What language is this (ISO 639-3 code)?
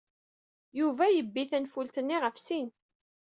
kab